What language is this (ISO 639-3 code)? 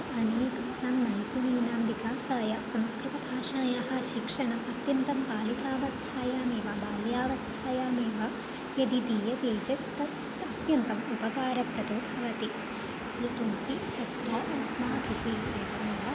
san